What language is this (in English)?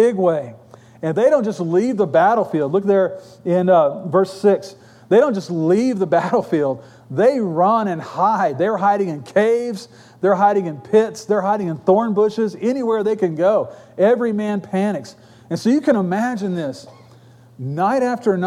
English